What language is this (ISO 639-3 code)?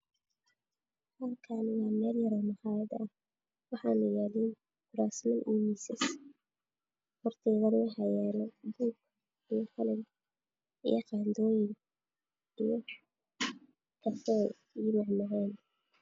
som